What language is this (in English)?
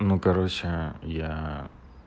Russian